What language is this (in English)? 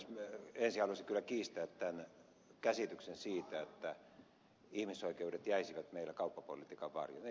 Finnish